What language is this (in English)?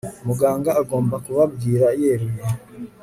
Kinyarwanda